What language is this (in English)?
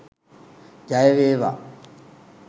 Sinhala